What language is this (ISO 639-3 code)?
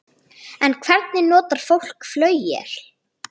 isl